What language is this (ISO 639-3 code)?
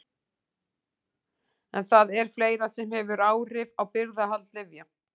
isl